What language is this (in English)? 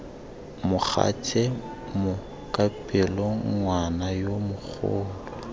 Tswana